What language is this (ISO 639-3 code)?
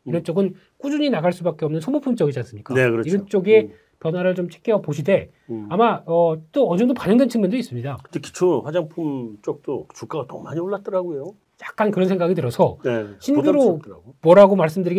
kor